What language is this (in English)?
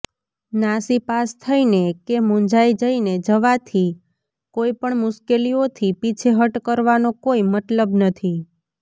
Gujarati